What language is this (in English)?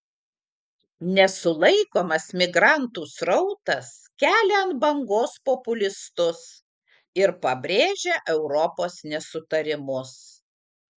Lithuanian